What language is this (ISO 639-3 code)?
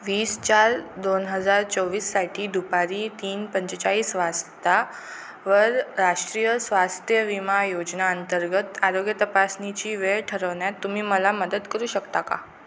mar